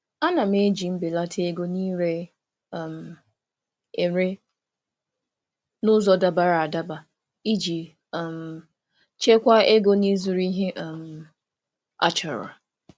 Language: Igbo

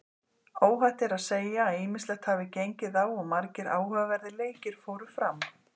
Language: Icelandic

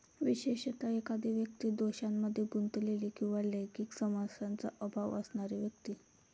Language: Marathi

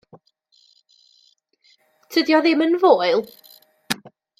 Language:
Welsh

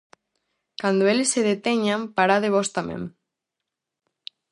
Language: Galician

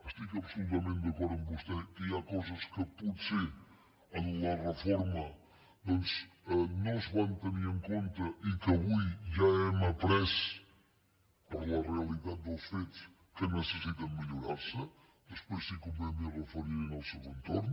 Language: Catalan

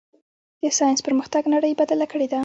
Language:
Pashto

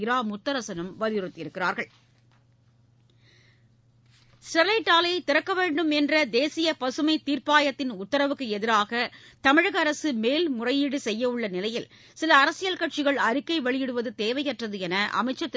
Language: Tamil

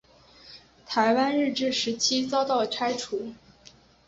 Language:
Chinese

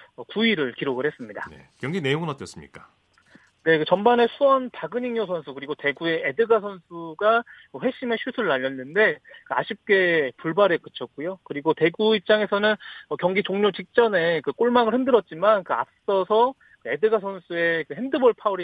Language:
Korean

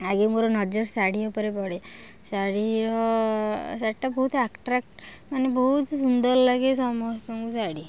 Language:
Odia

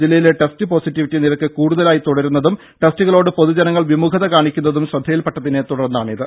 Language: Malayalam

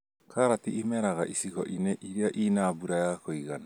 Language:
Kikuyu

